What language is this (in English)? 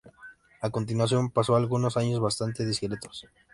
Spanish